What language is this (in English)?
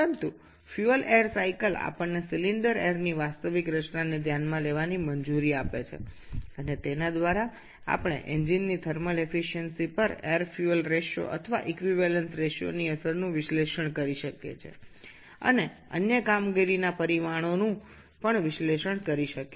Bangla